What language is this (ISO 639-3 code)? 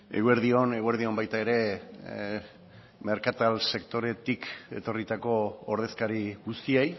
eus